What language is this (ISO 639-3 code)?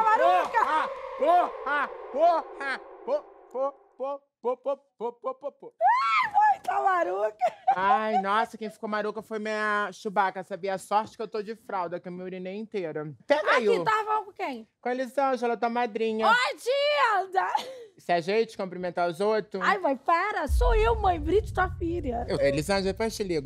por